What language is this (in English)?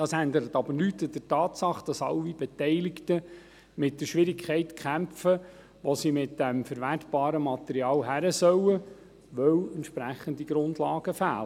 Swiss German